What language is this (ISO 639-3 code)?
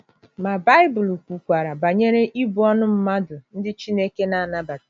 ibo